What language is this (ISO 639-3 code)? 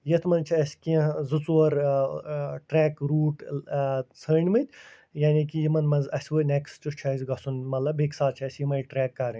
kas